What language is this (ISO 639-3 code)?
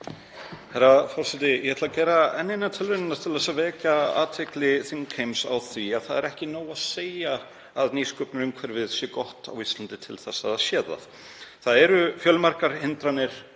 isl